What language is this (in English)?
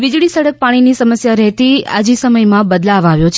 Gujarati